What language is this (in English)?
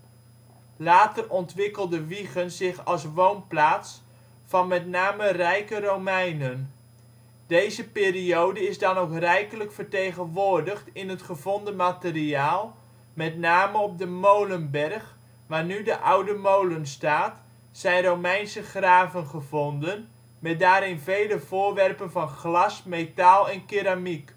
Dutch